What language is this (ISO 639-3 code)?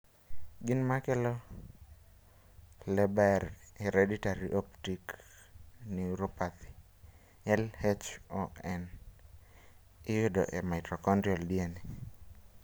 luo